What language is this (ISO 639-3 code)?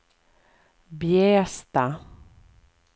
swe